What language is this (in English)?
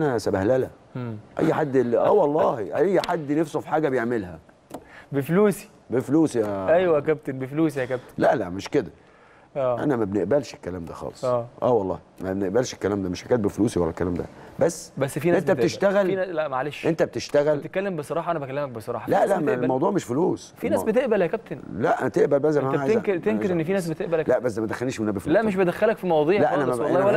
Arabic